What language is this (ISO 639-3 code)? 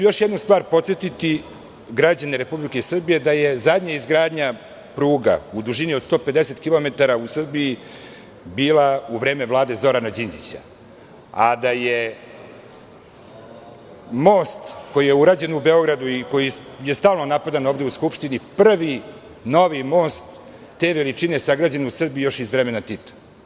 srp